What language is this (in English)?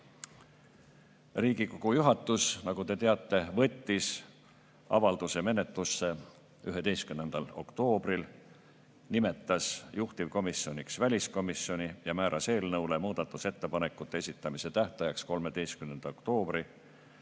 Estonian